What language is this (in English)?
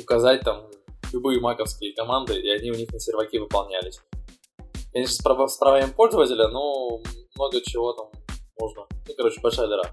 Russian